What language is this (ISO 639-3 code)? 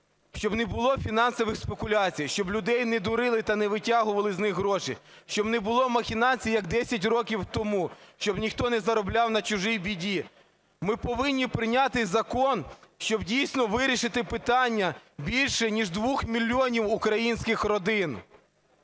ukr